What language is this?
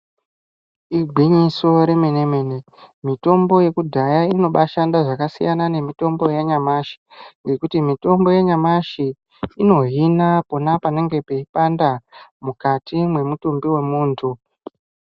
Ndau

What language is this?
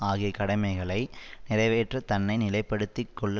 Tamil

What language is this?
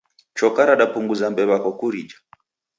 Taita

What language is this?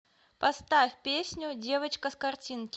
Russian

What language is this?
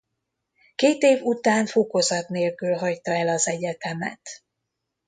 Hungarian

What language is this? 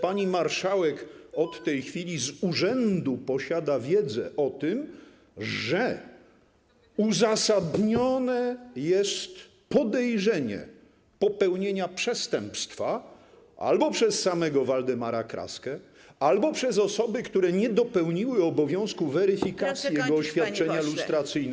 Polish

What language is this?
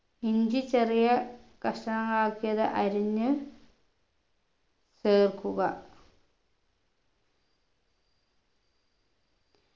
Malayalam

